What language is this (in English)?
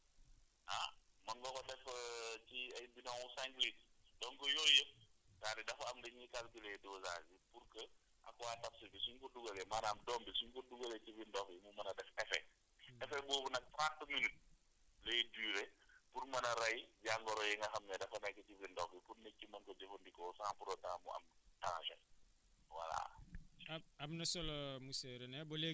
Wolof